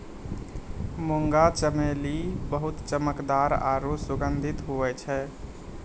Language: Maithili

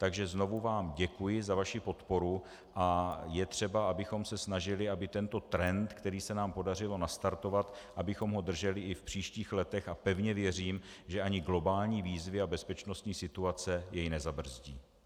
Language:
Czech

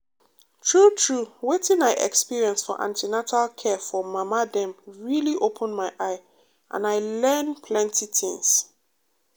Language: Nigerian Pidgin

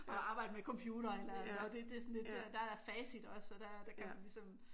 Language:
Danish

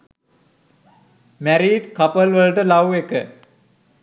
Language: Sinhala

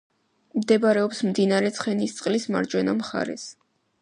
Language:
Georgian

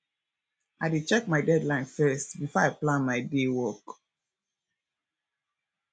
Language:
Nigerian Pidgin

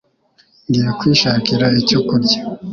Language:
Kinyarwanda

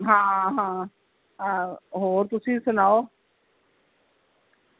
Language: Punjabi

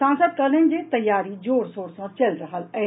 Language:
Maithili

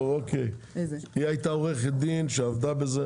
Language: Hebrew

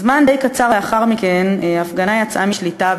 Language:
Hebrew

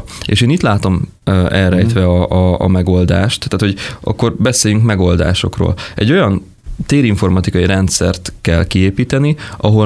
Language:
Hungarian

